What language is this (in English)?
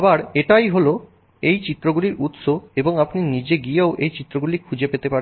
Bangla